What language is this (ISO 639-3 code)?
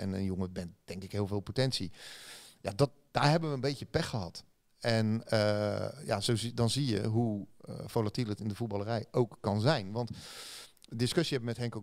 nld